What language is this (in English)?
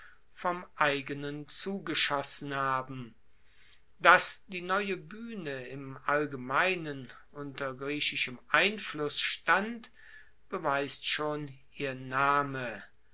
German